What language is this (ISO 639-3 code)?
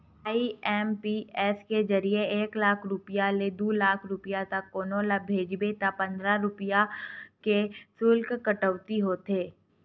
hne